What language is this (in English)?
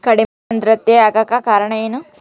Kannada